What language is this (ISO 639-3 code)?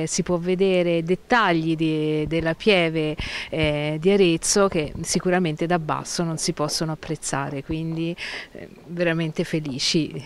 ita